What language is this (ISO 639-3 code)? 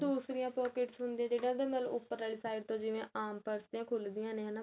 pan